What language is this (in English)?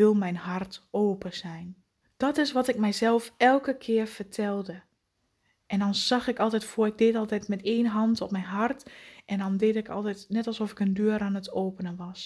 Dutch